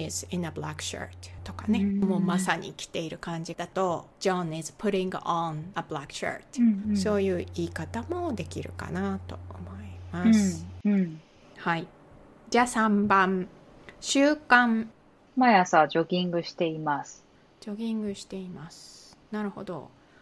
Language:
Japanese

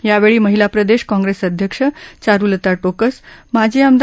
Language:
Marathi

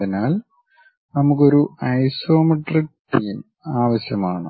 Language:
Malayalam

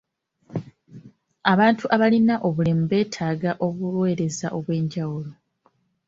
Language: Ganda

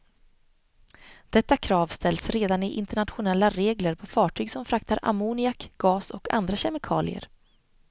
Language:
Swedish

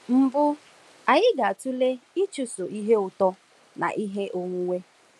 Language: Igbo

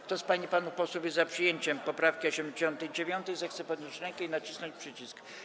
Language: Polish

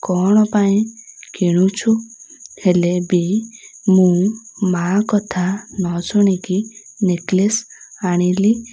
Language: Odia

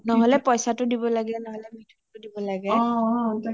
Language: Assamese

